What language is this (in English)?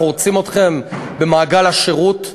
Hebrew